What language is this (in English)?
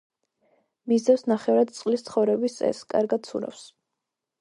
Georgian